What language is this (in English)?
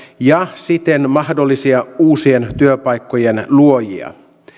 Finnish